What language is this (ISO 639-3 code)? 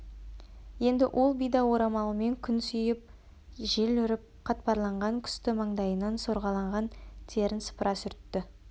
kaz